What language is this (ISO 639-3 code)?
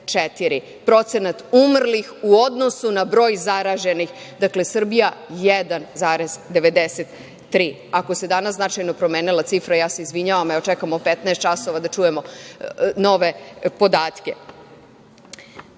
srp